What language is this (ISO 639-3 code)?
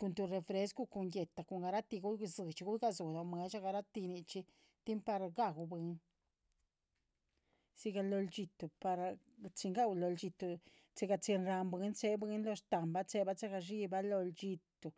zpv